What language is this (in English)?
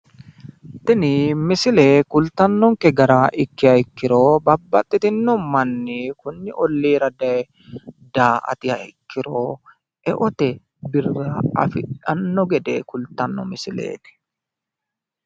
Sidamo